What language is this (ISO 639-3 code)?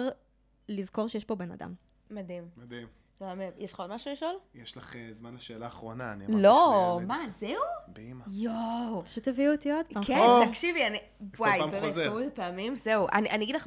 heb